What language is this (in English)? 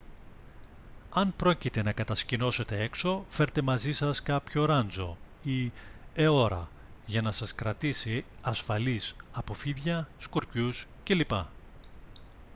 Greek